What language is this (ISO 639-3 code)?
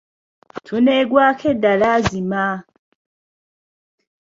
lug